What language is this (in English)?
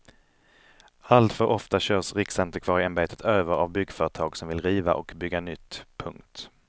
Swedish